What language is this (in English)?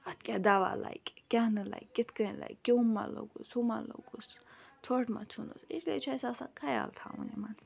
Kashmiri